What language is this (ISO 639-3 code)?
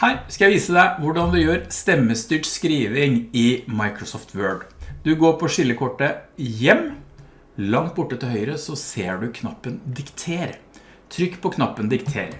nor